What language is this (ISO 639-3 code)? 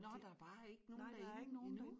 dan